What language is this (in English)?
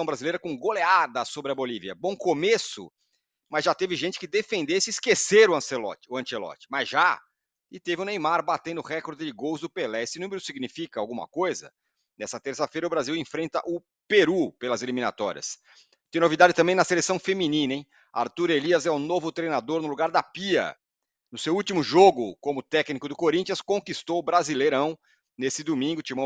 Portuguese